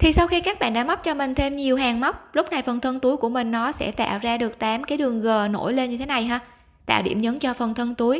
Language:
Vietnamese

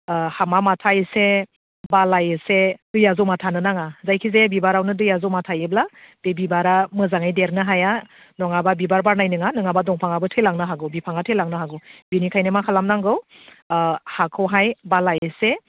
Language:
Bodo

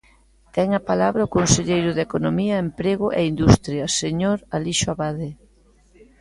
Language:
Galician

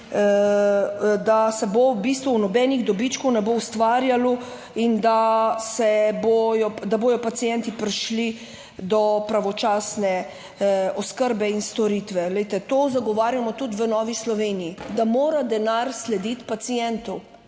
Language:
Slovenian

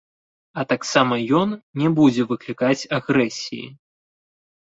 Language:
Belarusian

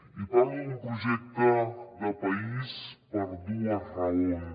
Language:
Catalan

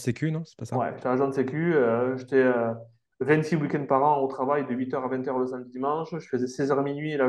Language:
French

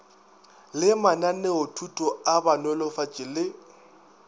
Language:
Northern Sotho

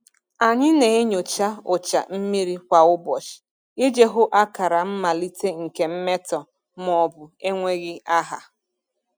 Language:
Igbo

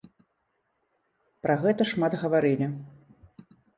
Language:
Belarusian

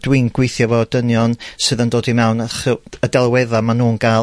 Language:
Welsh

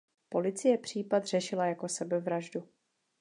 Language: Czech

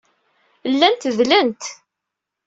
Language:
Kabyle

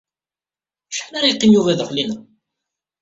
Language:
Kabyle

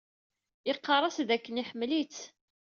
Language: Kabyle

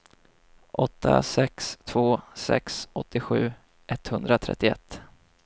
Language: Swedish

